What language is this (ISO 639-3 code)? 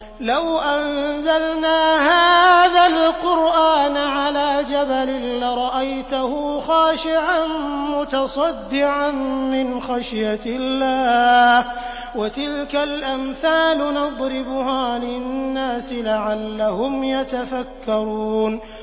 ara